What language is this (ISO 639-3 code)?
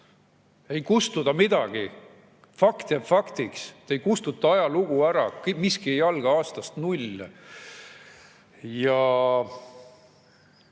est